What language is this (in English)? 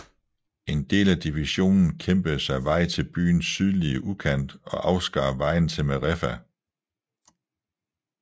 Danish